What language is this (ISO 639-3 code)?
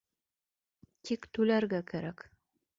bak